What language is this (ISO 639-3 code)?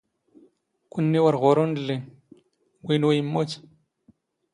zgh